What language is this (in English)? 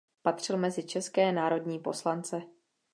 Czech